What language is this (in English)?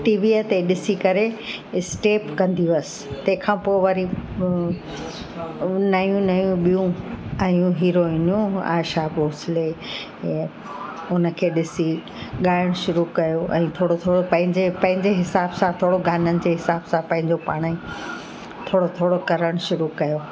Sindhi